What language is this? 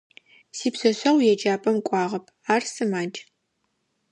Adyghe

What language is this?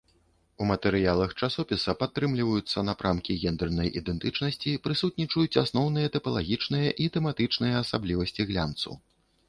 Belarusian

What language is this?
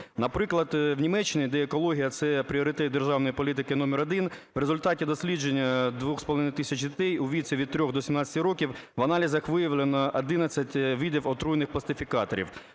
Ukrainian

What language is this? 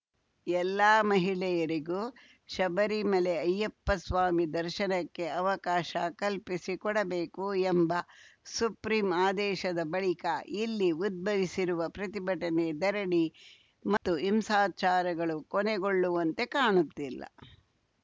Kannada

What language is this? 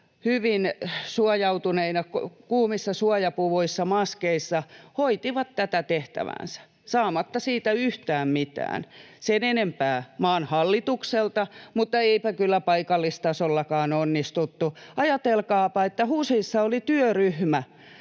Finnish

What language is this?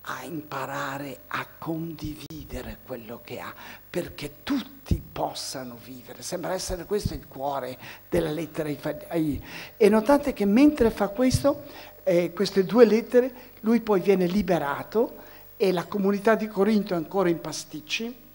Italian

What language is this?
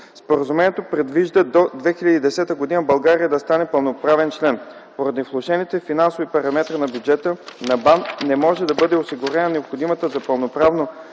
Bulgarian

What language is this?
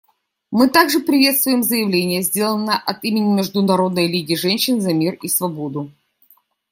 Russian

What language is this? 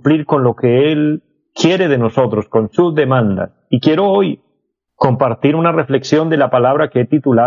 Spanish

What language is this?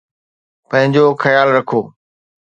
Sindhi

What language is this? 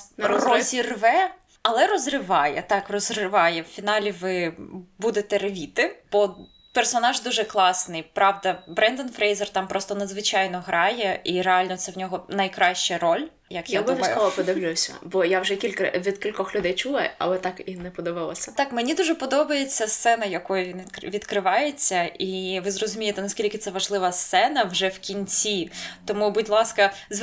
Ukrainian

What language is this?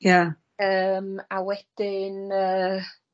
Welsh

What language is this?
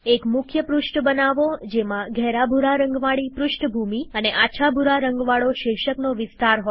Gujarati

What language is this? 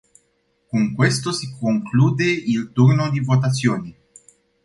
Romanian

